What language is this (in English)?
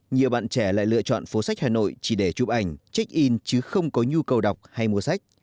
Vietnamese